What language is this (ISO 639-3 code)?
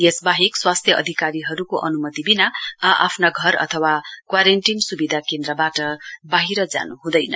nep